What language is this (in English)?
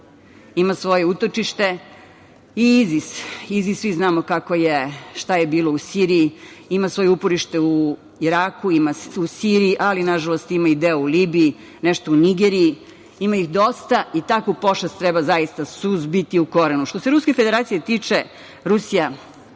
Serbian